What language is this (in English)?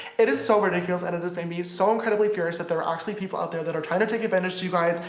English